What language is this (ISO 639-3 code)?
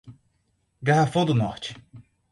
por